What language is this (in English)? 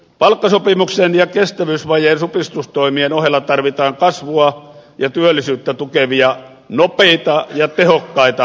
Finnish